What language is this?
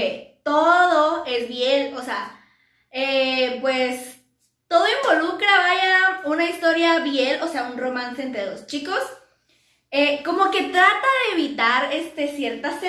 Spanish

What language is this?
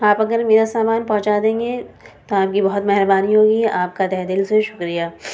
Urdu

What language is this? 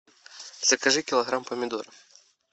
Russian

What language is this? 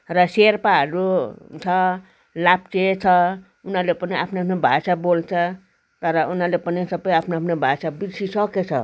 Nepali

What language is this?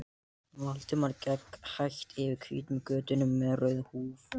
Icelandic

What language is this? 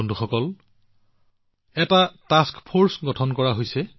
Assamese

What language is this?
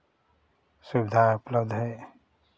Hindi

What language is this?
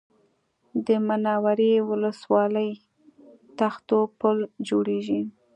Pashto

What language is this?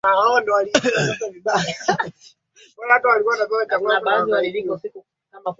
Swahili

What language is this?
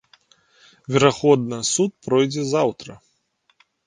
Belarusian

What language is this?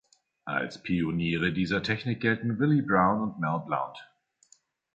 German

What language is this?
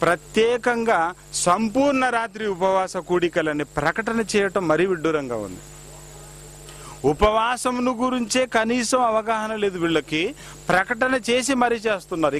Hindi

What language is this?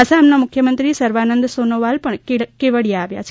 Gujarati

